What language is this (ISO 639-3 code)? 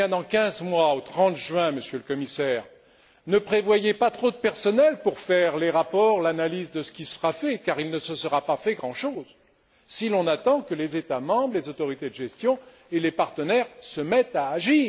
fra